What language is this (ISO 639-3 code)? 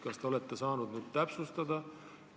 est